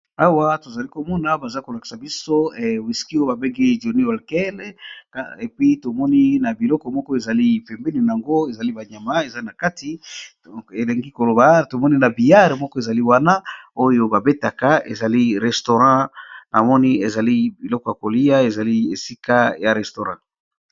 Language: Lingala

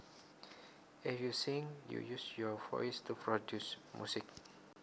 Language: Javanese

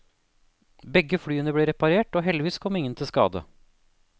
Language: Norwegian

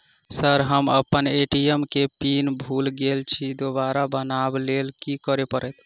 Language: Maithili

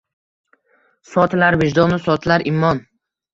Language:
Uzbek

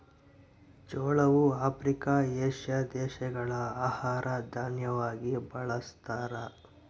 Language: Kannada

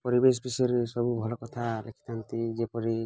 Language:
Odia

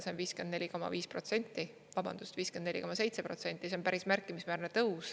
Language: Estonian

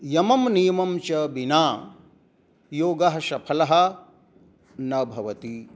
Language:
Sanskrit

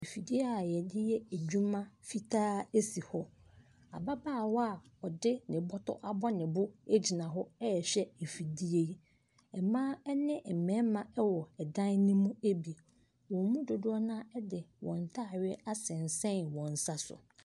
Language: Akan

